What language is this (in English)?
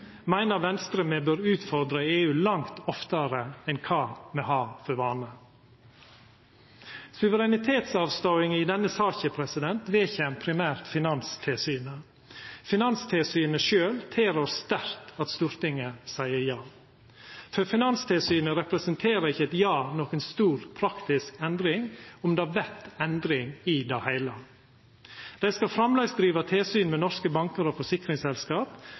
Norwegian Nynorsk